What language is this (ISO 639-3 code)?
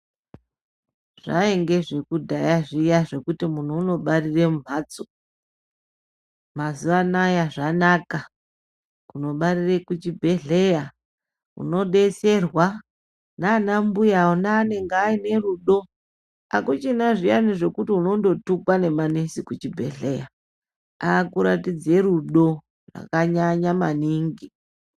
ndc